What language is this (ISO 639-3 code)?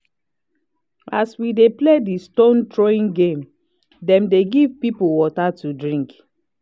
pcm